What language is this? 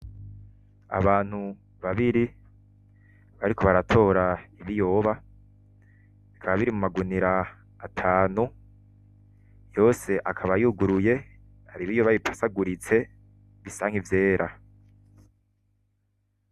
Rundi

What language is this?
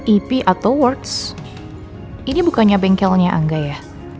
Indonesian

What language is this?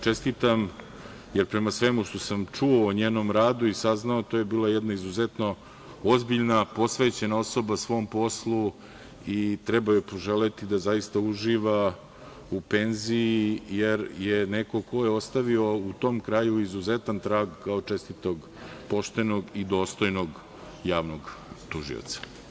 Serbian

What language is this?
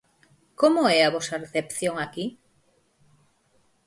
Galician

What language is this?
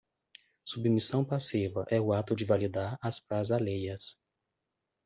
Portuguese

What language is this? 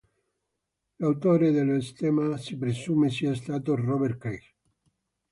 Italian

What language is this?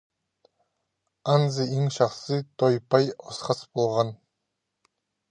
Khakas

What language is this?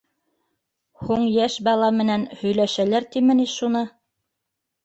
Bashkir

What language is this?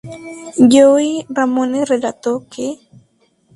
Spanish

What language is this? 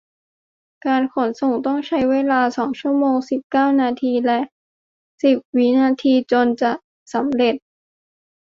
Thai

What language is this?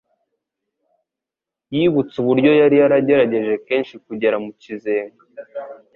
Kinyarwanda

